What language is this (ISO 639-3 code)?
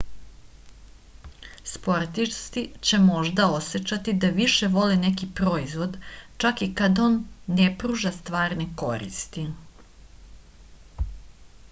srp